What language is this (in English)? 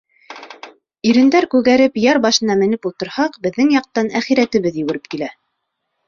Bashkir